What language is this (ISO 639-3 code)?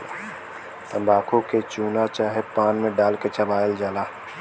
bho